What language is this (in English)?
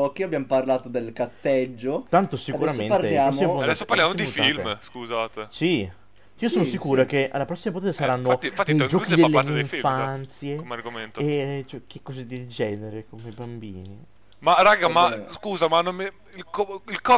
Italian